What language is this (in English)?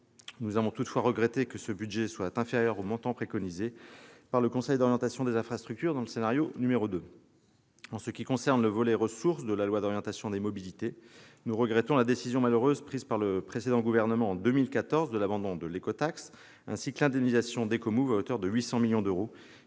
French